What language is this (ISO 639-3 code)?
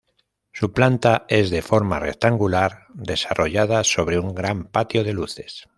spa